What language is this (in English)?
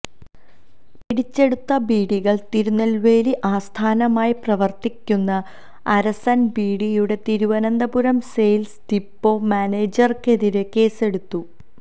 Malayalam